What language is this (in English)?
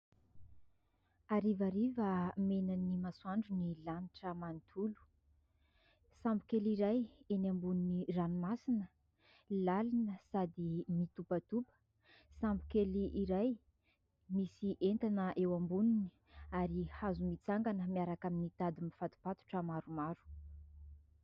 Malagasy